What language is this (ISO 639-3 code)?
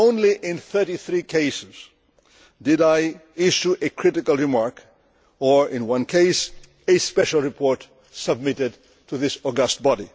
eng